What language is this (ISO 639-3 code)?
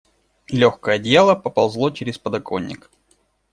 rus